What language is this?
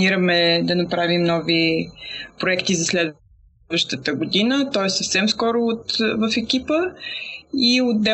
Bulgarian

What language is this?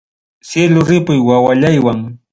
Ayacucho Quechua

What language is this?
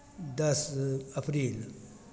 Maithili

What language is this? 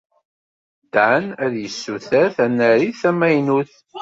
Kabyle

